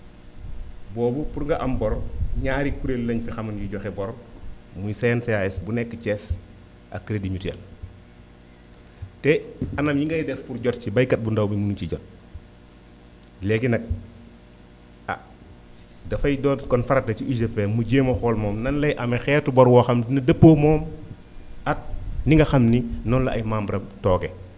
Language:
Wolof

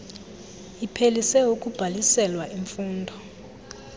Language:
Xhosa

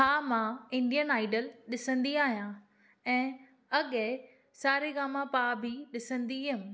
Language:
Sindhi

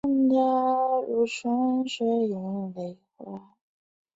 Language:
Chinese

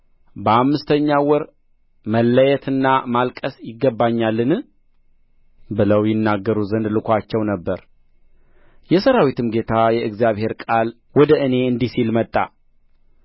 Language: Amharic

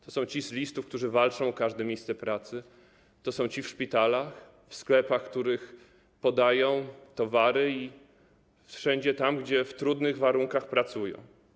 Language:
Polish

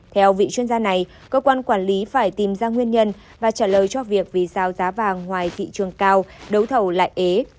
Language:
Vietnamese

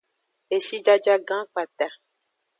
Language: Aja (Benin)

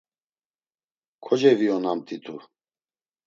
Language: Laz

